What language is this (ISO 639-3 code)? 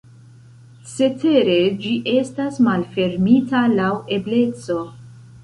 epo